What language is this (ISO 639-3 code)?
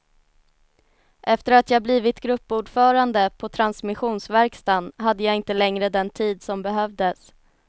swe